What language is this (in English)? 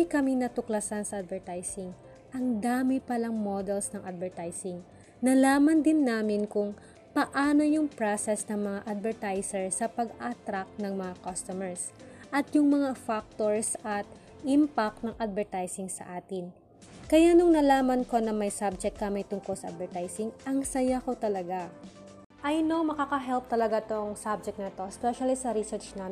Filipino